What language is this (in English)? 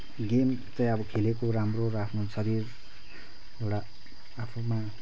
Nepali